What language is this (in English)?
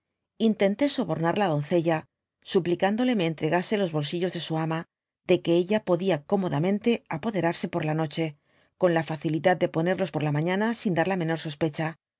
Spanish